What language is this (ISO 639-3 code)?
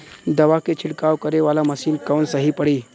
bho